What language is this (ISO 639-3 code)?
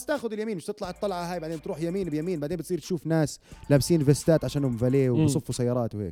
ara